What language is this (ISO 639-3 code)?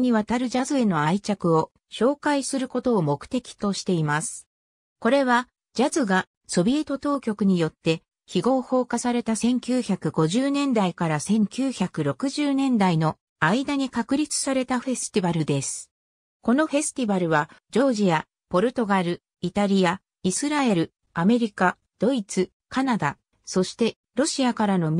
jpn